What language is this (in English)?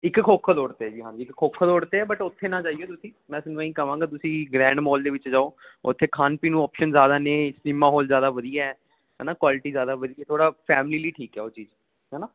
Punjabi